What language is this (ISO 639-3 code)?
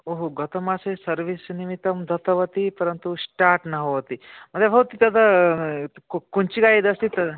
san